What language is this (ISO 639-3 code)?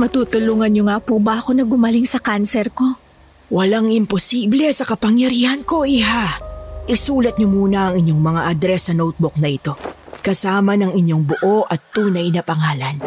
fil